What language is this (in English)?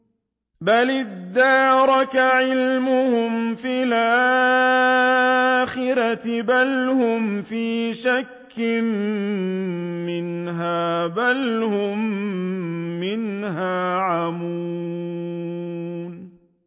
Arabic